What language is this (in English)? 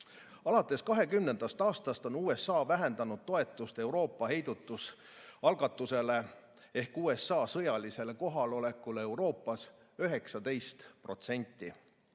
Estonian